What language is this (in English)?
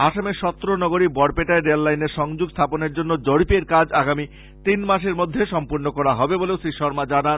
Bangla